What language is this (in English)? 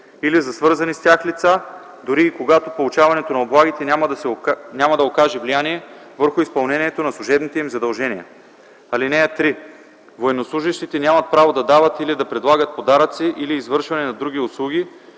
Bulgarian